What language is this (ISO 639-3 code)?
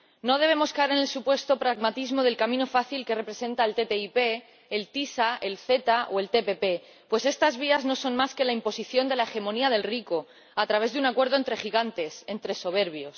spa